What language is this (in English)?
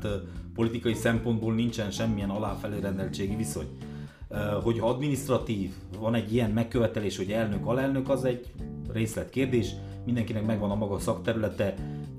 Hungarian